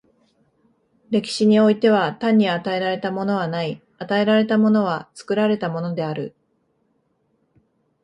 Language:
Japanese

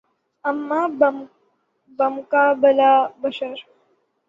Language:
Urdu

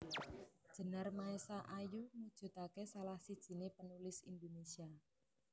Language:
Javanese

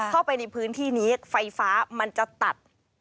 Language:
Thai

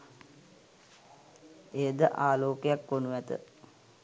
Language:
Sinhala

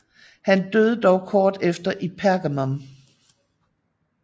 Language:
Danish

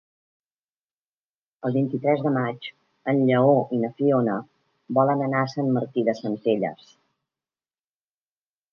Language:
Catalan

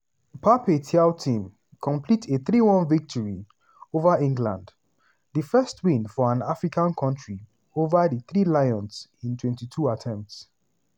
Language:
Nigerian Pidgin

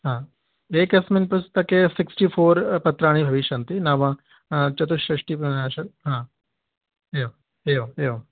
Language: Sanskrit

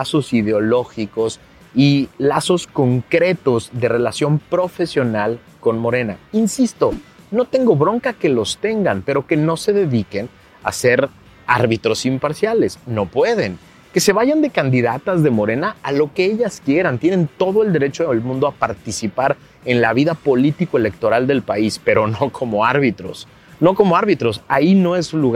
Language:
Spanish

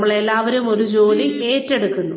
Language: Malayalam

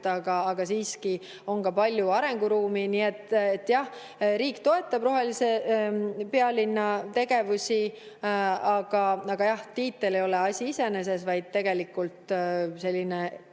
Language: Estonian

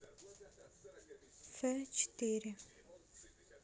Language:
Russian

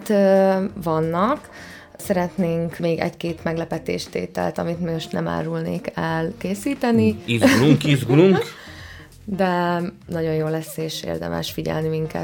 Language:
Hungarian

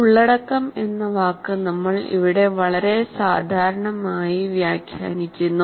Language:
Malayalam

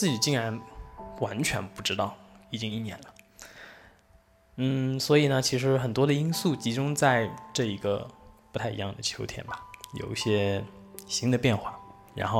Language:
Chinese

